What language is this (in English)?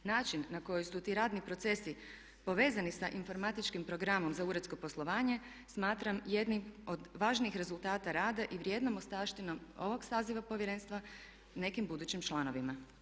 Croatian